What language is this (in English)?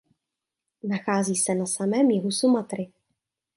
Czech